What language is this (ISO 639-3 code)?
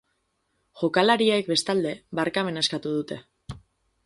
eus